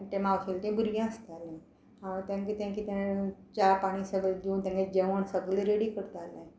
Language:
Konkani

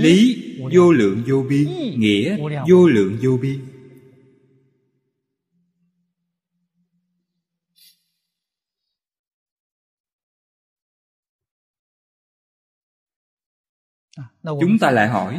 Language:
Vietnamese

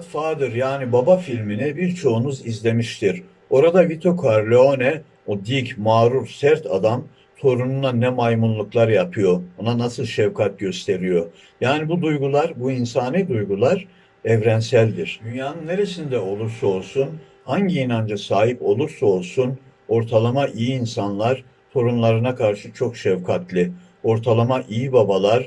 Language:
Turkish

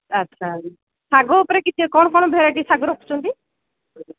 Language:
Odia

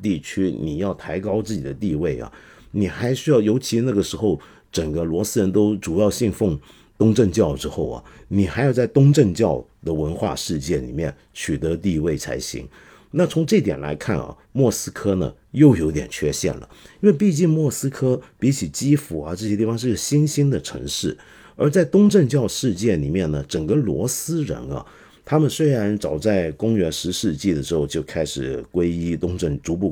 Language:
Chinese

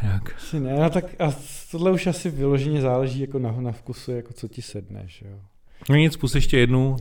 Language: Czech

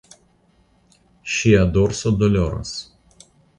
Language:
Esperanto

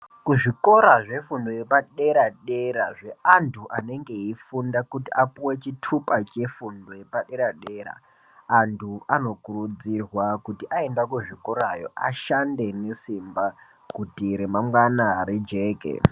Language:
Ndau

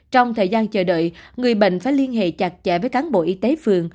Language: Vietnamese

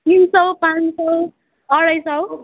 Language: Nepali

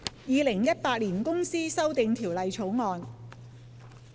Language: Cantonese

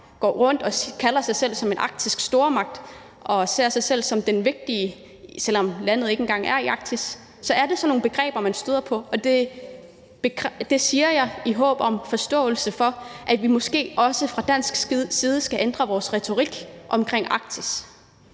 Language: Danish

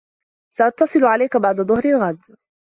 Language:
Arabic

